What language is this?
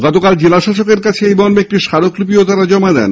Bangla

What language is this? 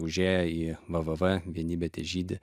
Lithuanian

